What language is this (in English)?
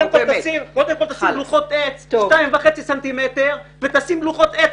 Hebrew